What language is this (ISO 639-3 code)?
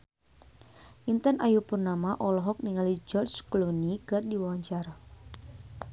sun